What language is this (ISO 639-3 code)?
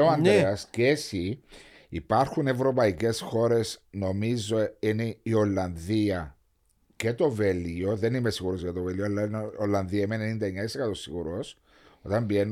ell